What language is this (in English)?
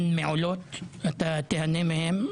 Hebrew